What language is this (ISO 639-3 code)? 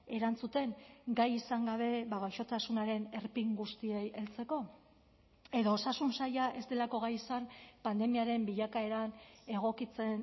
eus